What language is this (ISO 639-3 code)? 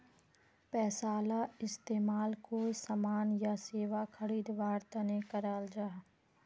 mag